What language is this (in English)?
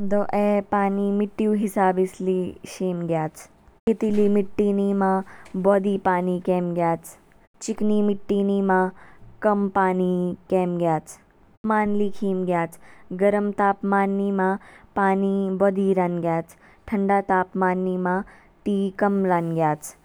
Kinnauri